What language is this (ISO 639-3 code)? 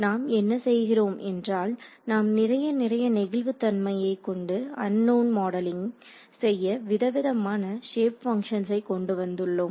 tam